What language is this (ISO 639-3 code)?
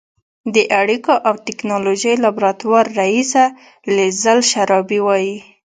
pus